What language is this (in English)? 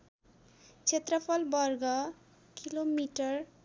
Nepali